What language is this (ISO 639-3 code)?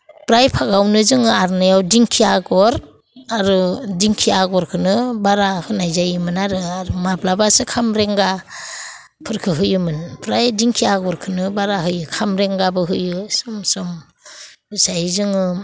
brx